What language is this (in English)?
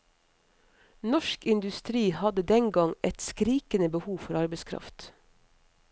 Norwegian